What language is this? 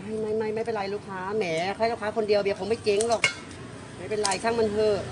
Thai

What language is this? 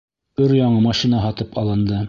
Bashkir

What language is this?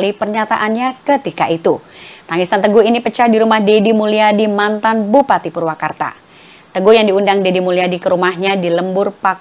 Indonesian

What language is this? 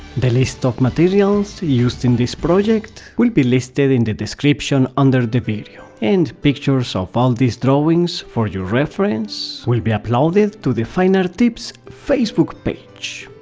English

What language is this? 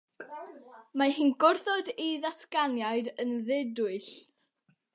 Welsh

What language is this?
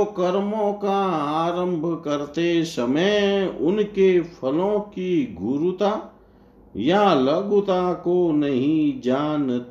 Hindi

